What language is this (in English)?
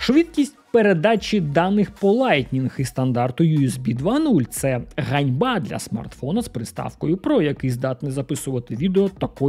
Ukrainian